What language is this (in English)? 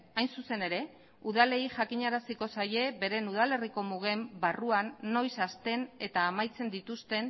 Basque